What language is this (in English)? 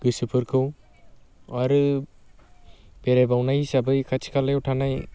Bodo